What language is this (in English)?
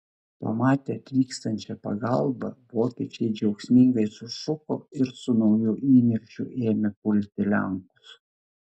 Lithuanian